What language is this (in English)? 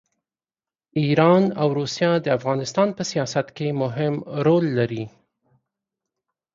Pashto